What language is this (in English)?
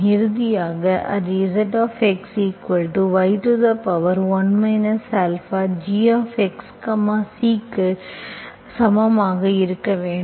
Tamil